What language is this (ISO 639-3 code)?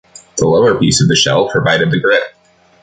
eng